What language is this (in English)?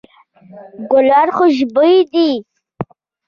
Pashto